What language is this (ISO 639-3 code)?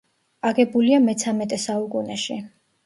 kat